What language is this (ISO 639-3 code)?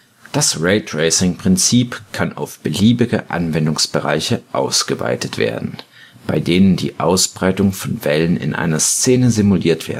deu